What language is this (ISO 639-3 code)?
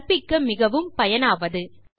tam